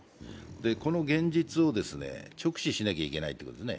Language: Japanese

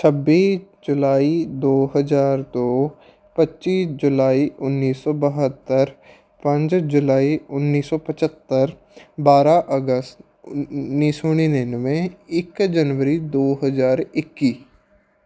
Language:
Punjabi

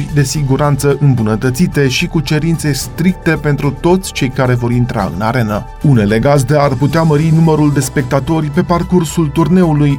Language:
Romanian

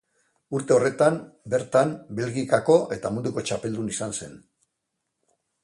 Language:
Basque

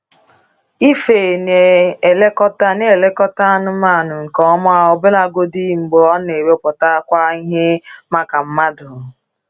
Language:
Igbo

